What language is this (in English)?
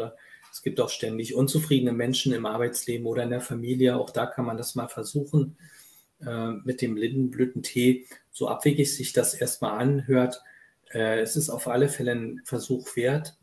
German